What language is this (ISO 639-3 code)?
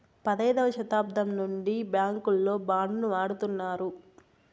tel